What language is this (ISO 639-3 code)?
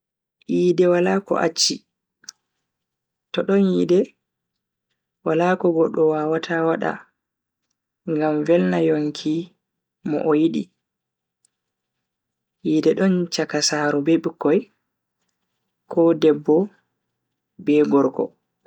fui